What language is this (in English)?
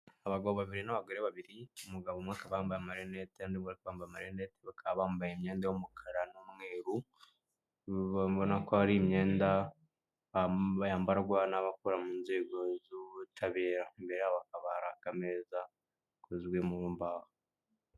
Kinyarwanda